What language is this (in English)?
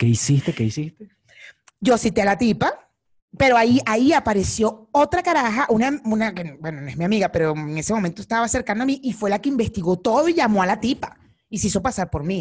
Spanish